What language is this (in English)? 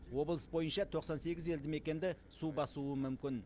Kazakh